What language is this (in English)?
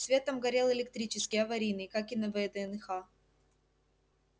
Russian